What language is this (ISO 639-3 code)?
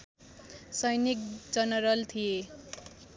nep